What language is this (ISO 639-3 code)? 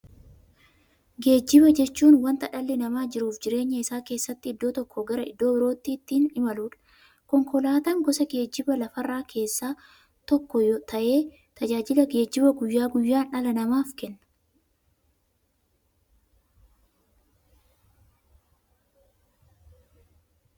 orm